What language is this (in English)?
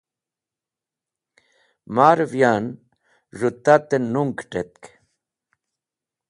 Wakhi